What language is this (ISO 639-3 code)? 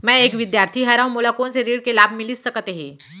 hne